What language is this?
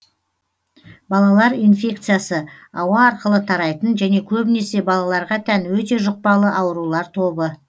Kazakh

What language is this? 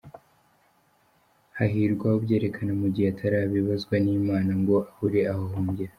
Kinyarwanda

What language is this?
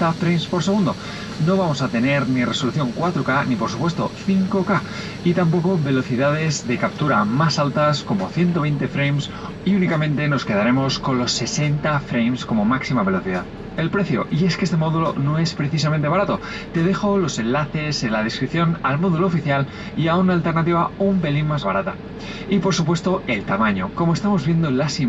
Spanish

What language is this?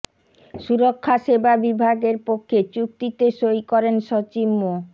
Bangla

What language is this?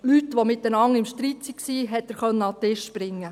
Swiss German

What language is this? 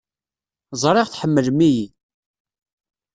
Kabyle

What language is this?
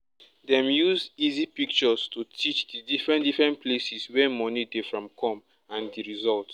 Nigerian Pidgin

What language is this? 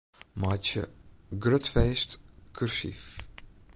Western Frisian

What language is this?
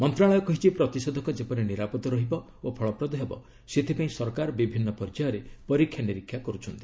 Odia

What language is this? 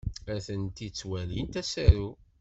Kabyle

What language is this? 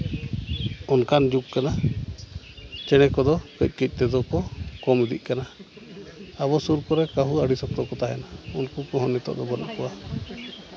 Santali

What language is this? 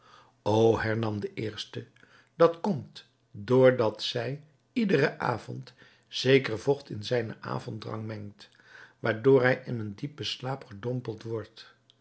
Dutch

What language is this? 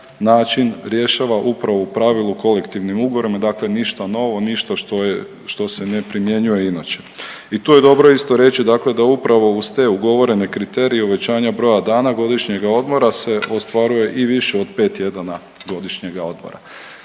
Croatian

